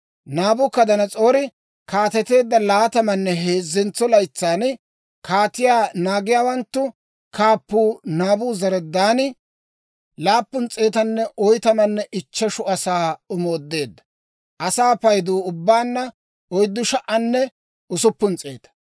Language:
Dawro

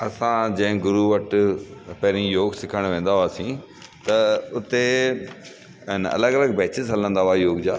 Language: Sindhi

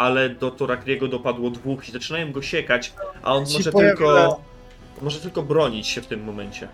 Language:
Polish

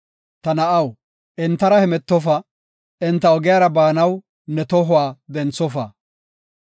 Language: Gofa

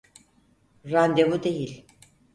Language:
Turkish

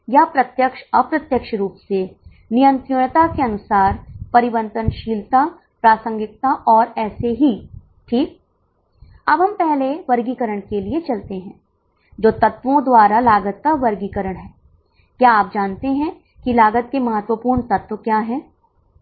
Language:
Hindi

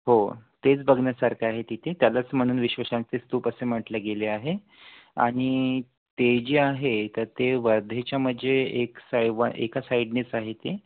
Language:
Marathi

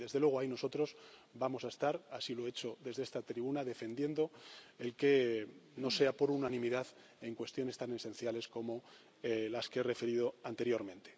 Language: Spanish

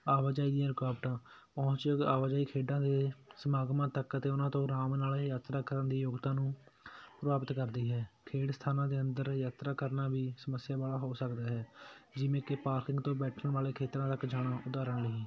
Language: Punjabi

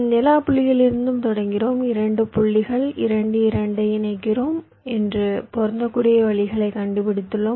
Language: Tamil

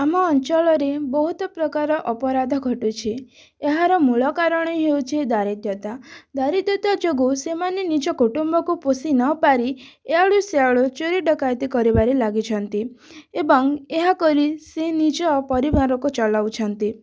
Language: Odia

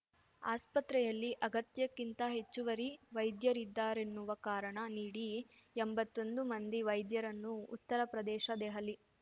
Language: Kannada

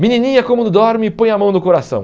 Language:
Portuguese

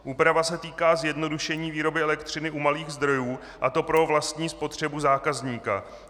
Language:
Czech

